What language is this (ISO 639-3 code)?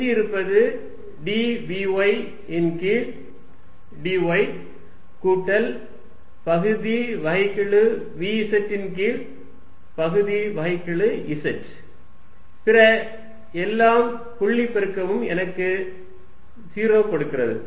tam